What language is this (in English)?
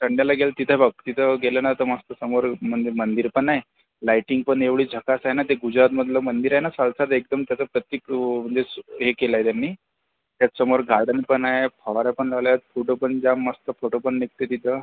Marathi